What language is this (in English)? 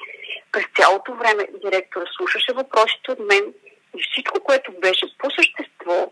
Bulgarian